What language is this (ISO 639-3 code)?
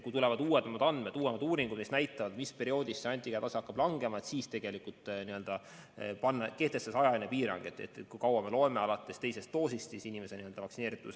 est